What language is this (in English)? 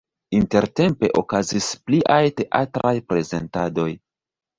Esperanto